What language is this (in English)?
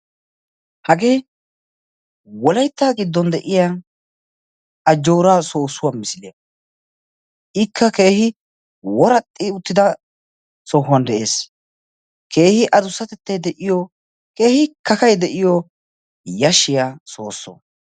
Wolaytta